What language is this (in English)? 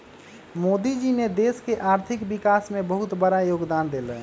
Magahi